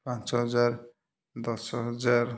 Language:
Odia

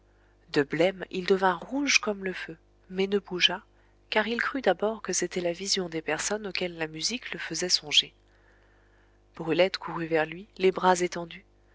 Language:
French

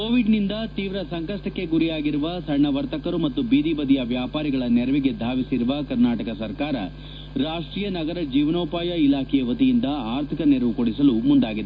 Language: Kannada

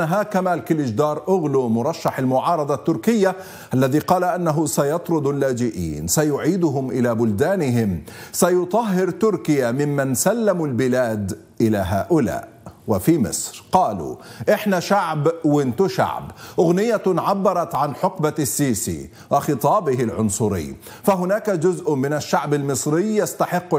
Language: Arabic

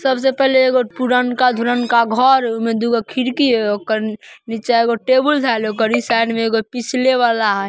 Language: Magahi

